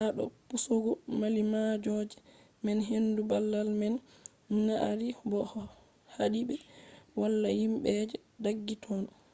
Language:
Fula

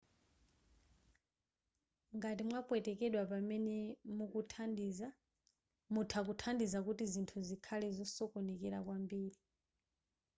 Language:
Nyanja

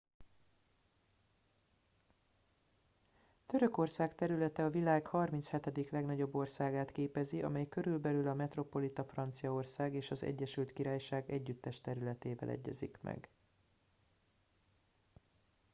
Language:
Hungarian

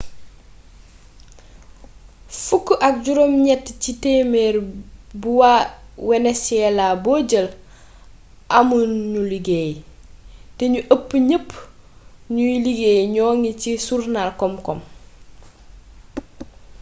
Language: Wolof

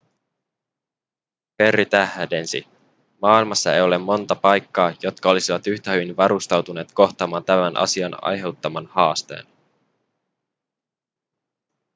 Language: Finnish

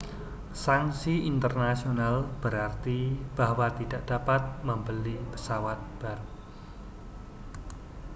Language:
Indonesian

